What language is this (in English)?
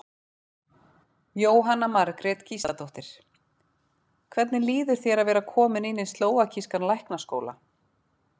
Icelandic